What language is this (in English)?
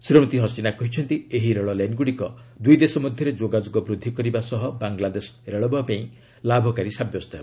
Odia